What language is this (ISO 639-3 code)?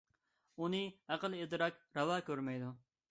uig